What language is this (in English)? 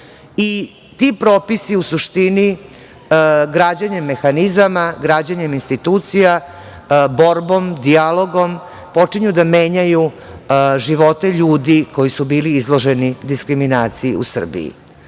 Serbian